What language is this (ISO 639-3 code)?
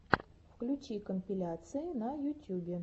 rus